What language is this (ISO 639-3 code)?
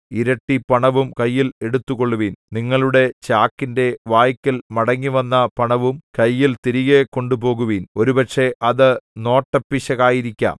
mal